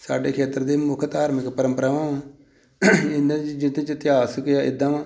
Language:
Punjabi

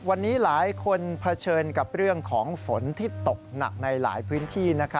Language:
Thai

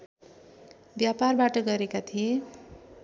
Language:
Nepali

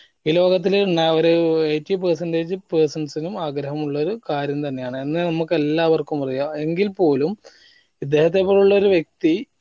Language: Malayalam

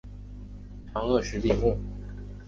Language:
Chinese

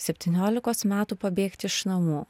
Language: Lithuanian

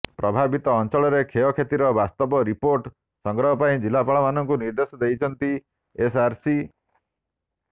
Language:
Odia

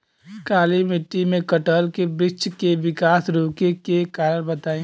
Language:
Bhojpuri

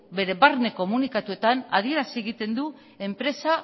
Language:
Basque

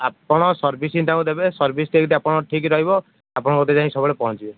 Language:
Odia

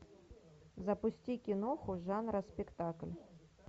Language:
Russian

